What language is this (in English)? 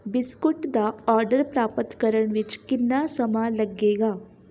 Punjabi